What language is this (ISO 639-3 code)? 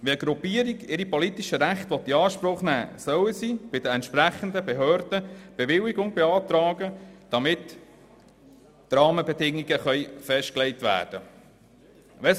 gsw